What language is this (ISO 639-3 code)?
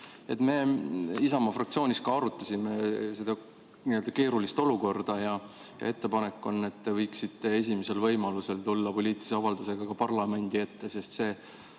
est